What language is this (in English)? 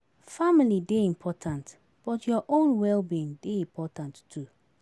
Nigerian Pidgin